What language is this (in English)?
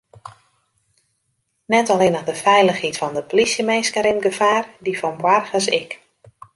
Western Frisian